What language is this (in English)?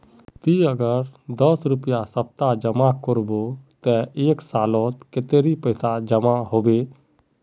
Magahi